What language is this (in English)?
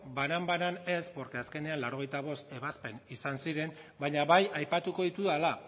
Basque